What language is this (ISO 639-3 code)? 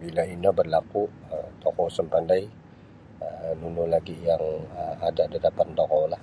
bsy